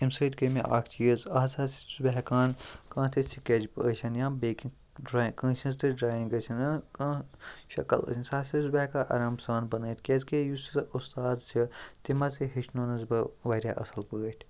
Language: Kashmiri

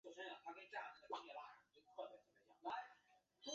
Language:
Chinese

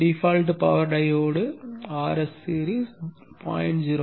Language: Tamil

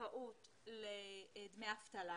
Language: Hebrew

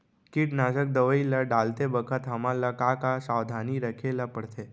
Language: Chhattisgarhi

